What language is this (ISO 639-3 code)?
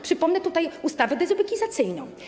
pol